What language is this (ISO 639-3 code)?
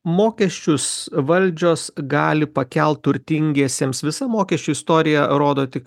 lit